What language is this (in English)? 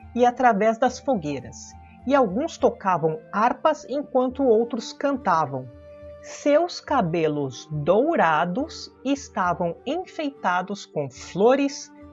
Portuguese